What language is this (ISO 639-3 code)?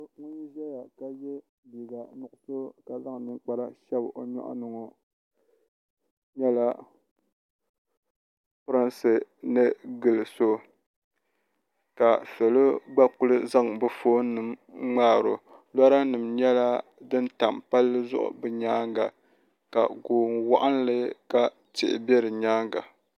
dag